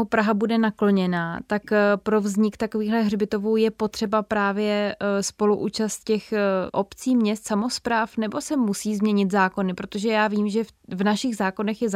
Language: Czech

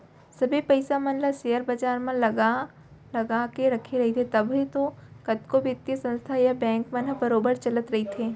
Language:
Chhattisgarhi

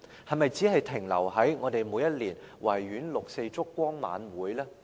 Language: Cantonese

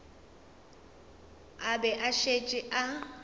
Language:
Northern Sotho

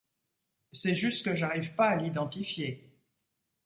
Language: French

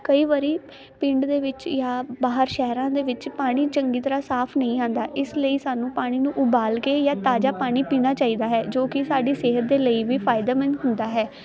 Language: Punjabi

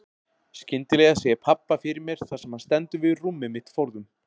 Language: Icelandic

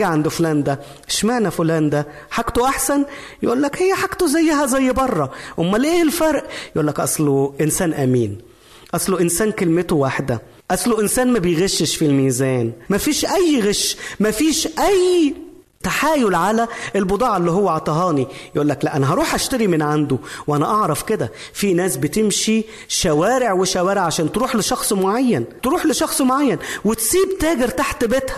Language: Arabic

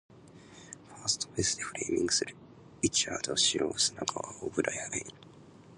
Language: Japanese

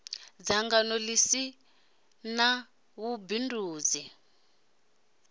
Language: Venda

